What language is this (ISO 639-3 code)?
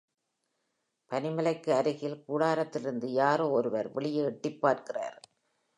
tam